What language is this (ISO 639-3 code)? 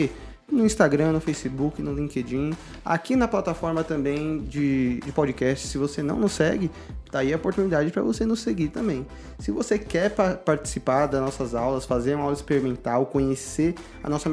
por